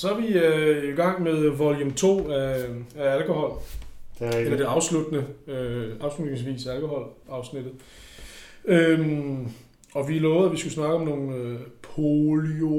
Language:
Danish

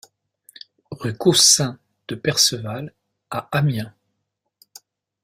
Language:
French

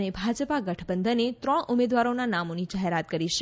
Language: Gujarati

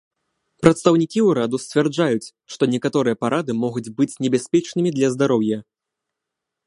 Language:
Belarusian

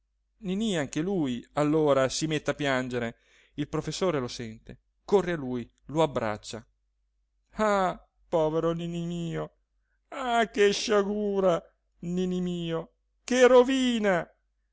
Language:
Italian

